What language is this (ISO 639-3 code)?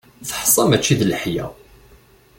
kab